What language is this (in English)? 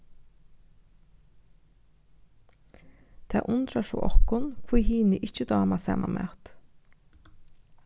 Faroese